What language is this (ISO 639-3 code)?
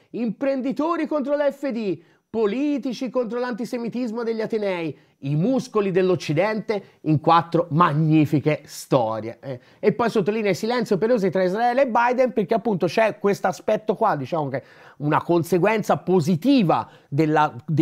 ita